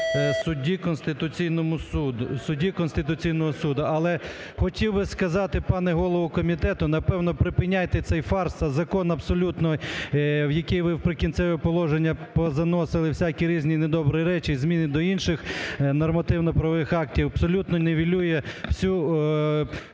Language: Ukrainian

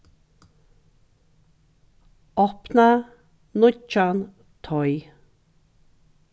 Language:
Faroese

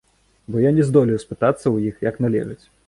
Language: Belarusian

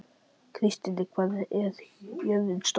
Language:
Icelandic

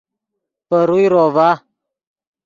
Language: Yidgha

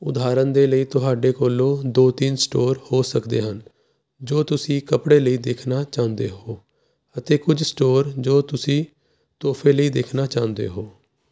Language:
Punjabi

